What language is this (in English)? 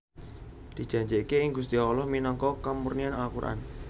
Javanese